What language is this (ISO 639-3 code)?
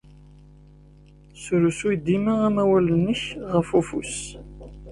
kab